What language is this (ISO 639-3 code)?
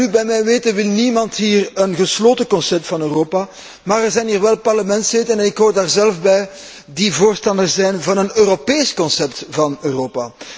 nld